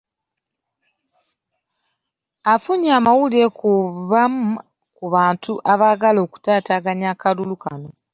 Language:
Ganda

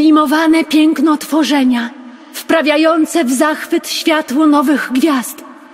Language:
Polish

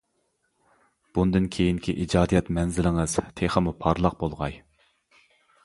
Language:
Uyghur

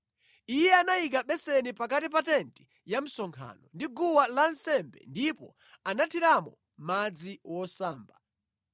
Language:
Nyanja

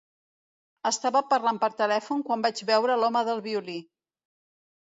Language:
Catalan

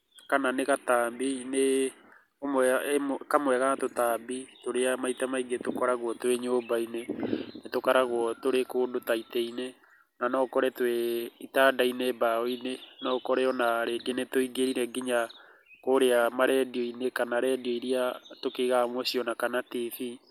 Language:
Kikuyu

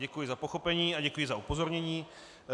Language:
Czech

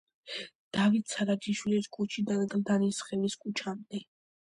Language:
Georgian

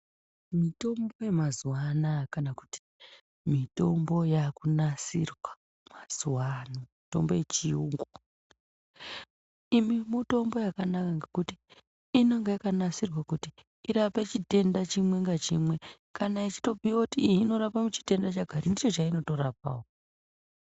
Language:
Ndau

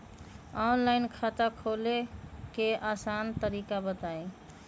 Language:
Magahi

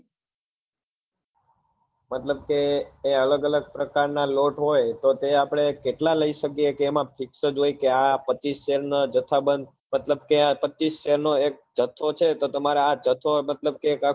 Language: Gujarati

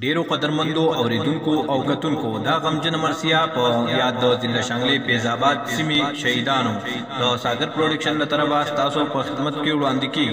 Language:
Romanian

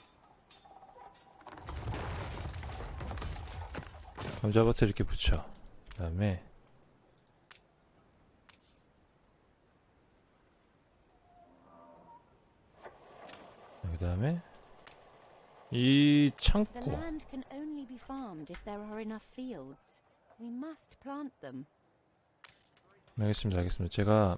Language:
Korean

